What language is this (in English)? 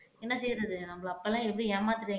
Tamil